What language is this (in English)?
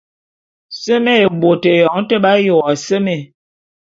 Bulu